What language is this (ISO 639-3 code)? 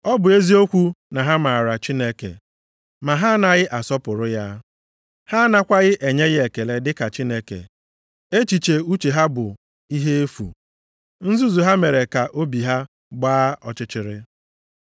ibo